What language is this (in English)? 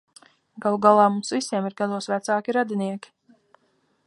Latvian